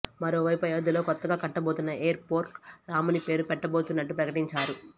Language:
Telugu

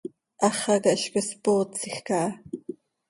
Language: Seri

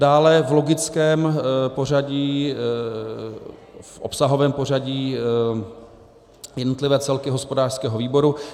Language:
Czech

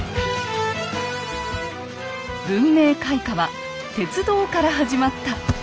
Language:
Japanese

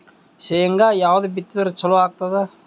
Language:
Kannada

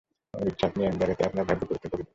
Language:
Bangla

